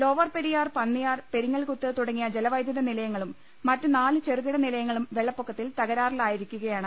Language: Malayalam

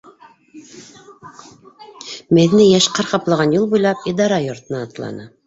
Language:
Bashkir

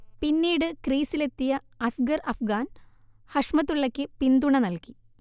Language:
Malayalam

